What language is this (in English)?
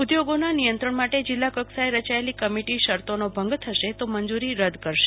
Gujarati